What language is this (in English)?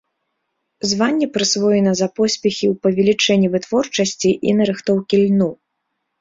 Belarusian